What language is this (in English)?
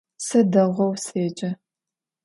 Adyghe